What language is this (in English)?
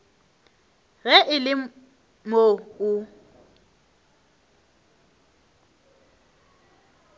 Northern Sotho